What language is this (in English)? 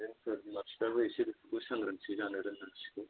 Bodo